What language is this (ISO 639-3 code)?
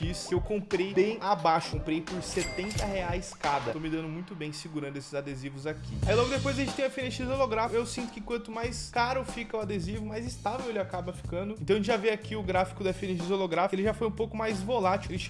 por